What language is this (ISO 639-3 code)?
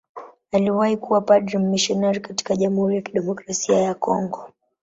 swa